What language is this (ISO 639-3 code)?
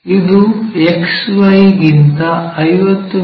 kan